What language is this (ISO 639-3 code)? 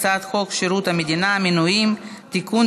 heb